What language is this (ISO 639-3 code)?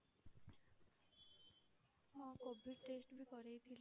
ori